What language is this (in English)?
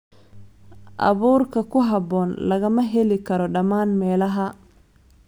Somali